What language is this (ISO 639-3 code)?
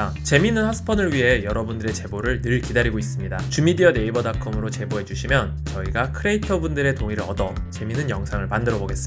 kor